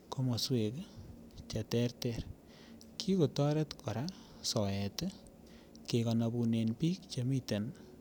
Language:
Kalenjin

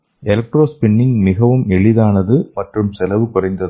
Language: Tamil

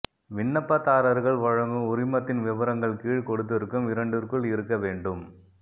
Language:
Tamil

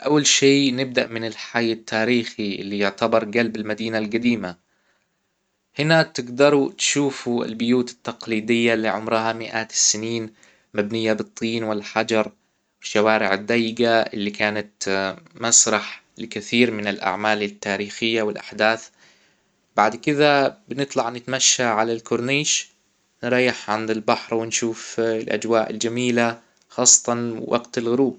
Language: Hijazi Arabic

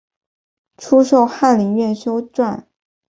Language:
Chinese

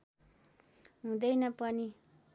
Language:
Nepali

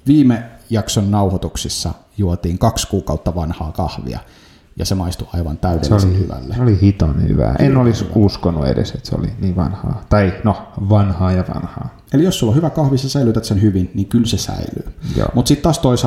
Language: Finnish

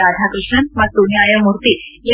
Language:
Kannada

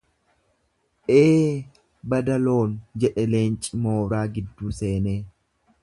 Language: Oromo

